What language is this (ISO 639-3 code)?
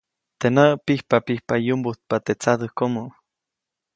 zoc